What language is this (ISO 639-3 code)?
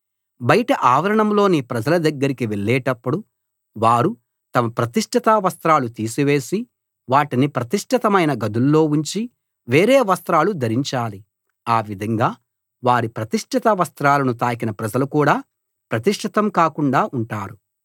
tel